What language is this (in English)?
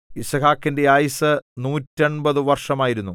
Malayalam